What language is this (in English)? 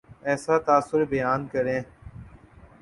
Urdu